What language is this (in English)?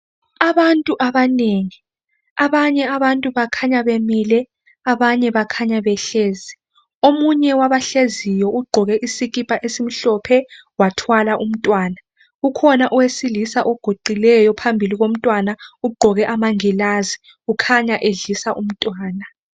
North Ndebele